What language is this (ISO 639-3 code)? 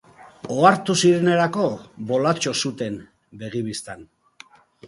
eus